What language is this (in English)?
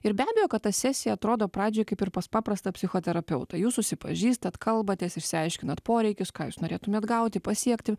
Lithuanian